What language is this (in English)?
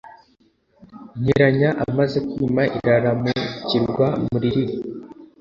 Kinyarwanda